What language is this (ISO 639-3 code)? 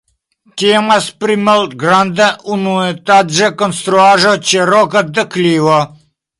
epo